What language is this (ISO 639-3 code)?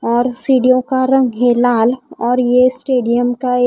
hin